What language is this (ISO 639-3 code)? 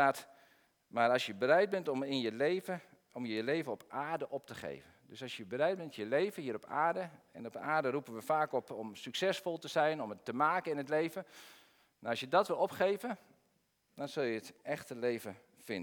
nld